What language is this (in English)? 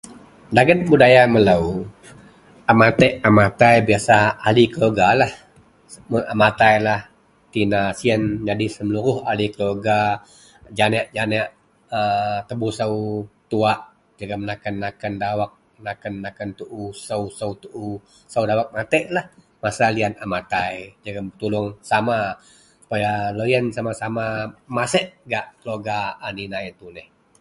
Central Melanau